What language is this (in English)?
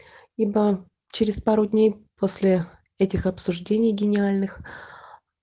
Russian